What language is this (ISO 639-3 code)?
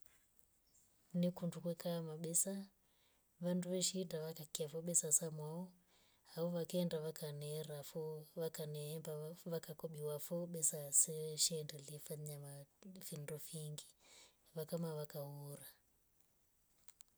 rof